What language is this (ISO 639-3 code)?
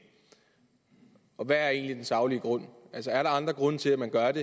dan